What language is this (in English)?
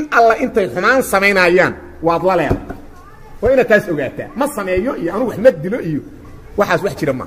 Arabic